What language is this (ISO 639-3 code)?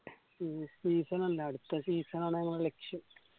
mal